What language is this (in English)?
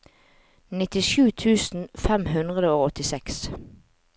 Norwegian